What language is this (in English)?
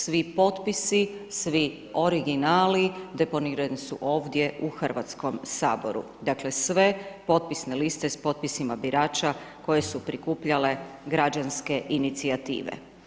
Croatian